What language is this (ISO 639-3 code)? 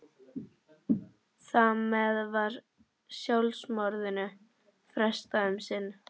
isl